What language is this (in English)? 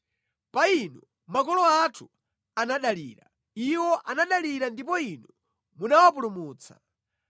Nyanja